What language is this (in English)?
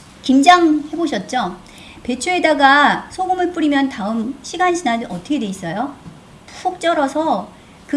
Korean